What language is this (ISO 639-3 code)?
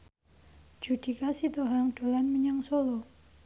jav